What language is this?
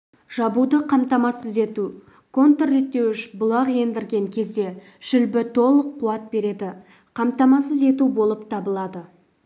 Kazakh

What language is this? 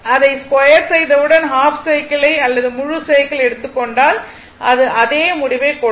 Tamil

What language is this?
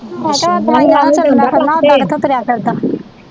Punjabi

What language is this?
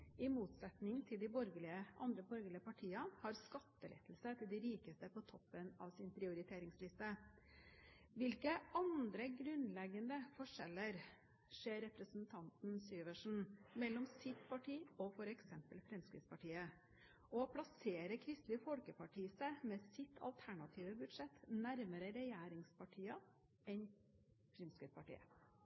Norwegian Bokmål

